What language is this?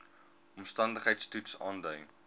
Afrikaans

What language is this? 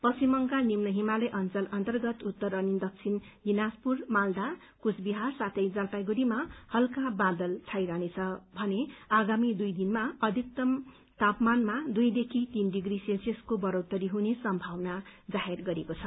Nepali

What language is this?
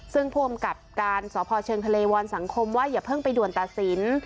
Thai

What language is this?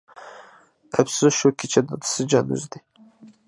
Uyghur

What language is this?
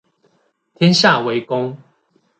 Chinese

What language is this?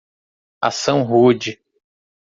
Portuguese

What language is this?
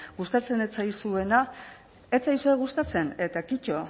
Basque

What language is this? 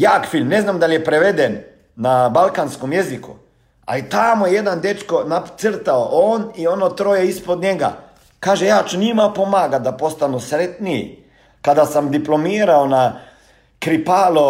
Croatian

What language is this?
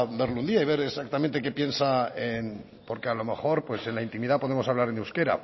Spanish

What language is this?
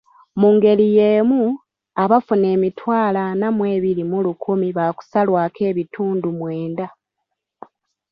Ganda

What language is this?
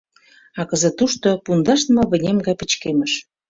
Mari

